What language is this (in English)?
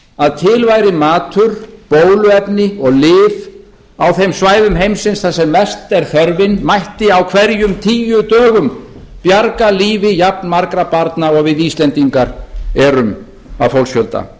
Icelandic